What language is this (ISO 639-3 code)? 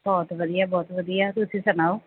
pan